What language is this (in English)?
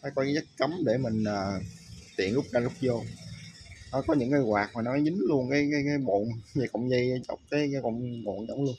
Vietnamese